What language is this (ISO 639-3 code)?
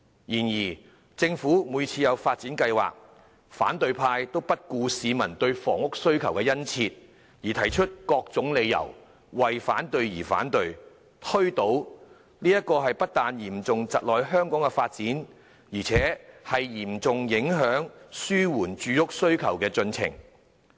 yue